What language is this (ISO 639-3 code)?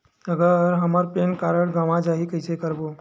hne